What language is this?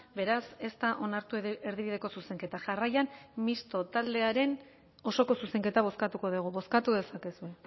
Basque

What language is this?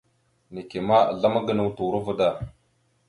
Mada (Cameroon)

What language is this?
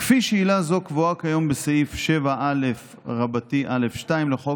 Hebrew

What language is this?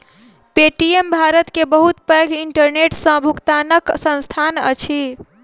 Maithili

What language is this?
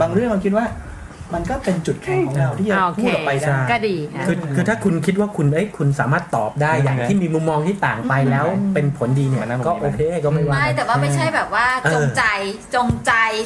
Thai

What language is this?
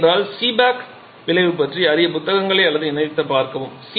Tamil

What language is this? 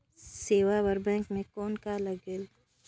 Chhattisgarhi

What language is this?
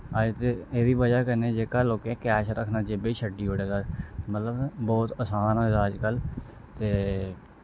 Dogri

